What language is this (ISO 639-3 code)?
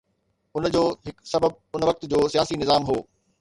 snd